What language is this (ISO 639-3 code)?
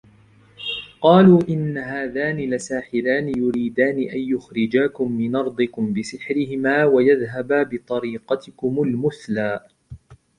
ara